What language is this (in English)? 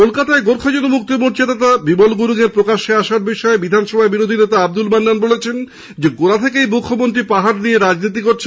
Bangla